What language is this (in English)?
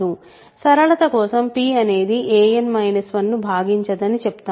Telugu